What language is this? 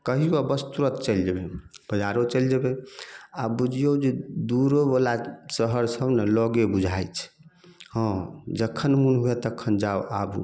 Maithili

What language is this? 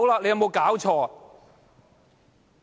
Cantonese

